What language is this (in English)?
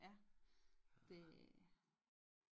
Danish